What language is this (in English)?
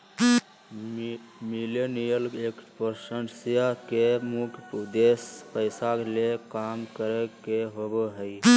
Magahi